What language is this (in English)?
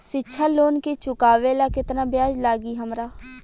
Bhojpuri